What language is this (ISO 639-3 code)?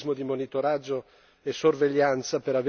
ita